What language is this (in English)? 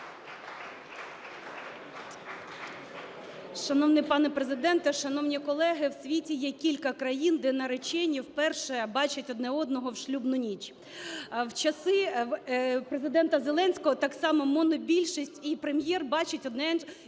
Ukrainian